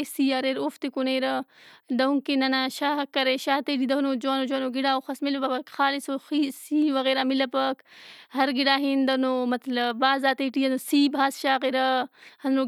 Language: Brahui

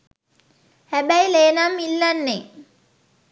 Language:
Sinhala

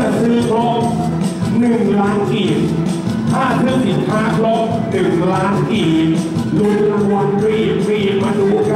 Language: Thai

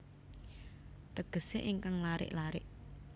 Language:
Javanese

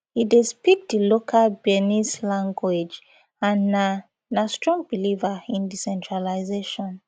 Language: Nigerian Pidgin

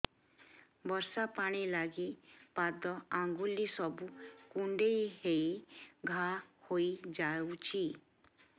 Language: Odia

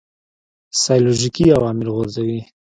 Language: Pashto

